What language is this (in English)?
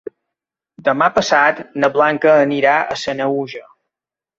Catalan